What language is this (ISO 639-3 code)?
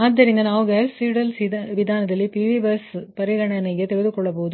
kan